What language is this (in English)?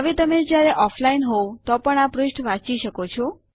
Gujarati